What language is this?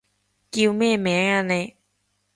Cantonese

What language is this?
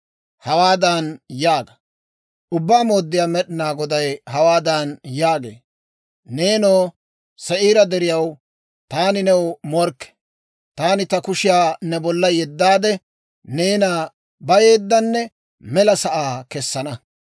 Dawro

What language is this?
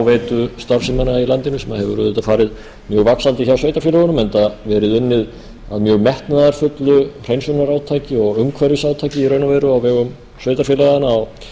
Icelandic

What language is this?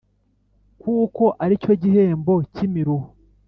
Kinyarwanda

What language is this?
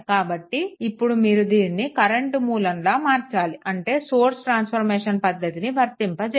Telugu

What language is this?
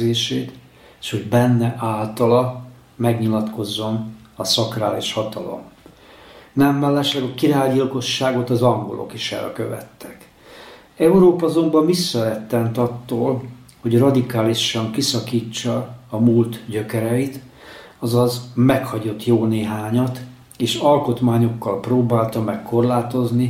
Hungarian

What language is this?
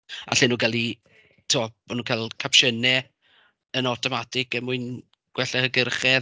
Welsh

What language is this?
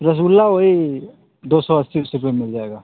Hindi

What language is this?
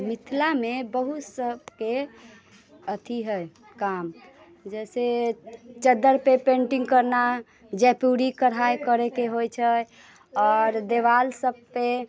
Maithili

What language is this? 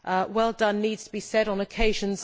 English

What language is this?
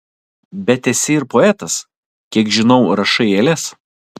Lithuanian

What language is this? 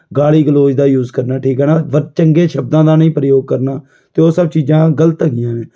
Punjabi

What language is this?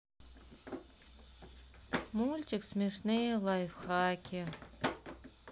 Russian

